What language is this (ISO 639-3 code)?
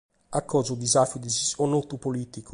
srd